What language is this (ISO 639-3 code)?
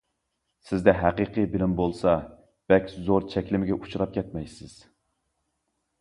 uig